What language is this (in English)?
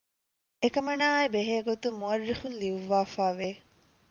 Divehi